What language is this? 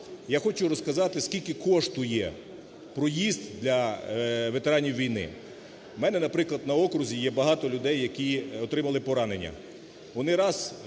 Ukrainian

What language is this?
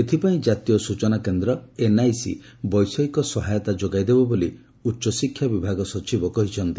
Odia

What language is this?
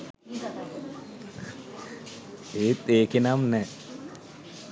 Sinhala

